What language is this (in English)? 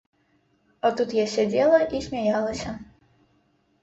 Belarusian